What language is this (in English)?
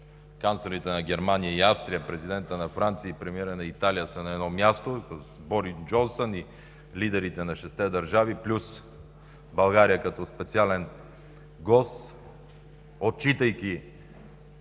Bulgarian